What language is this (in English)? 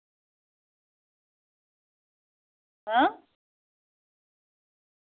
Dogri